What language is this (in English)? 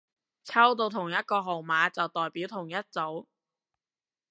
Cantonese